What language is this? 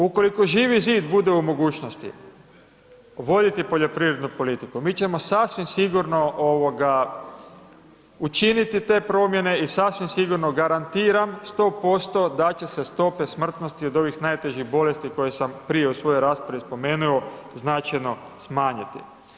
Croatian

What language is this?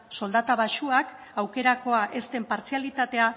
Basque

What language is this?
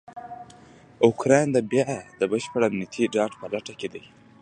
Pashto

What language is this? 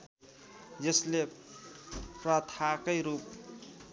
Nepali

